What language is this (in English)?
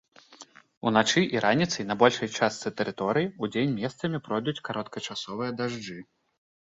Belarusian